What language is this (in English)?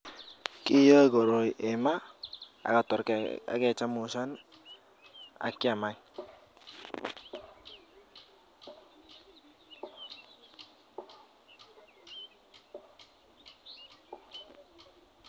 Kalenjin